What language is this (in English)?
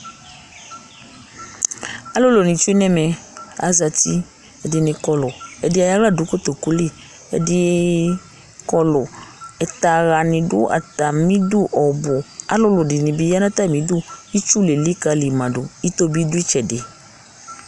Ikposo